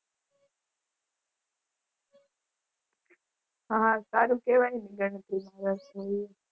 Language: Gujarati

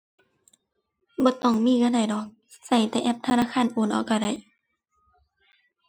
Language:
Thai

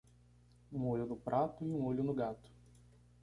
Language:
Portuguese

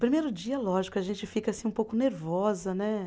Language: Portuguese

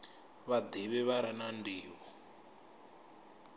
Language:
Venda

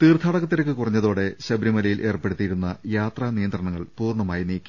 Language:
Malayalam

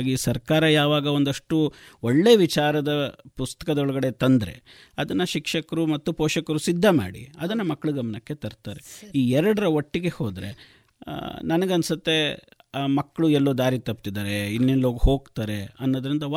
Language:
Kannada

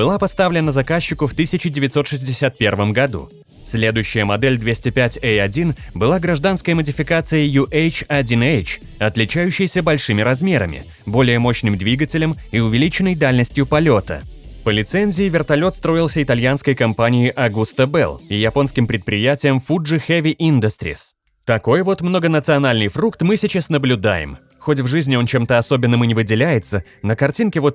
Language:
Russian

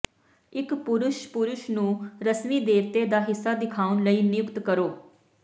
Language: Punjabi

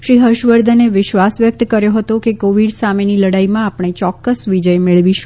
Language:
Gujarati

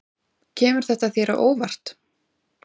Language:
Icelandic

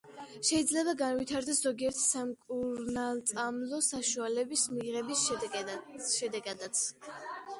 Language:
Georgian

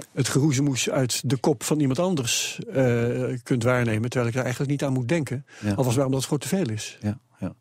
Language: Dutch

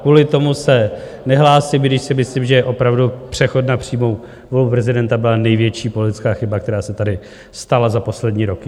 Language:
Czech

